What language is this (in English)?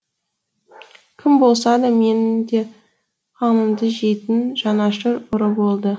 Kazakh